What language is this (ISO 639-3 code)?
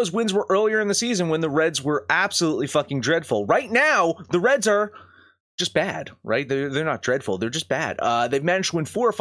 eng